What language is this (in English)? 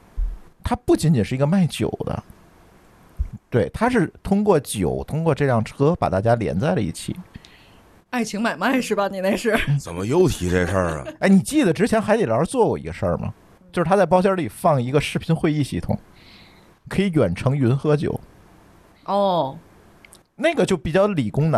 Chinese